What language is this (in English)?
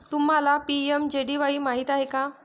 Marathi